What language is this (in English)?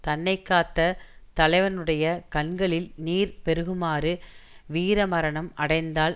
Tamil